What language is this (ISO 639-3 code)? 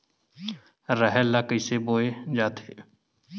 hne